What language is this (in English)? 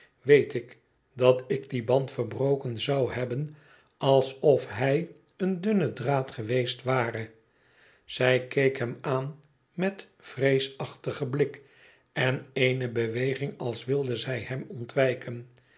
Dutch